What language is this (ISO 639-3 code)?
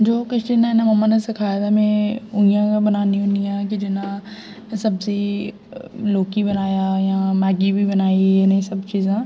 doi